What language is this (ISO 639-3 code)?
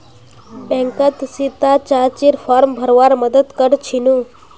mag